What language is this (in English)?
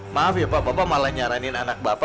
Indonesian